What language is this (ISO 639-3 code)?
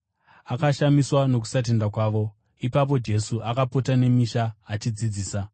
sna